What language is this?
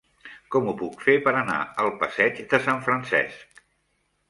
Catalan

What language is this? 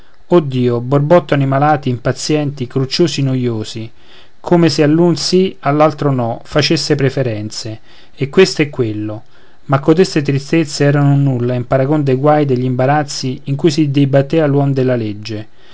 Italian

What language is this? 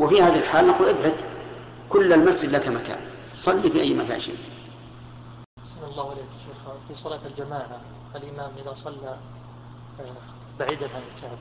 Arabic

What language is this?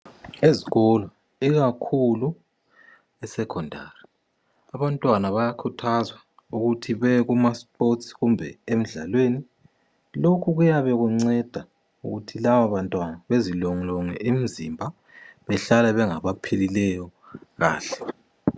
North Ndebele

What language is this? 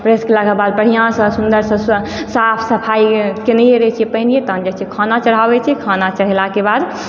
Maithili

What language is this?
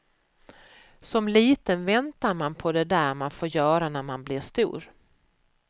Swedish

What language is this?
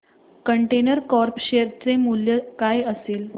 Marathi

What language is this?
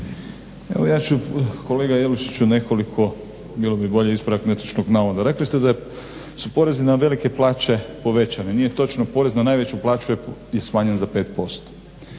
Croatian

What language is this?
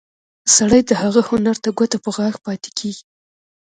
Pashto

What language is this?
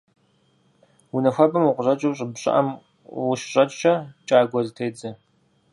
Kabardian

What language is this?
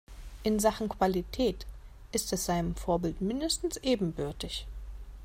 German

